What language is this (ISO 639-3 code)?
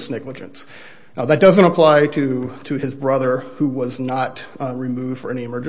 eng